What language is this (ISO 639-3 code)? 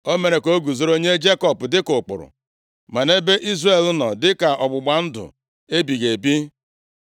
ibo